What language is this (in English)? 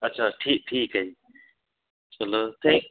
Punjabi